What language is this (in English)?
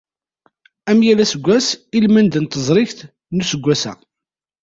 Kabyle